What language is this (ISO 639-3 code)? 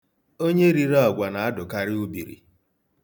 ibo